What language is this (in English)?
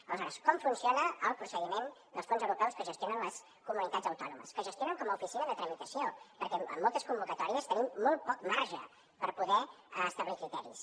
Catalan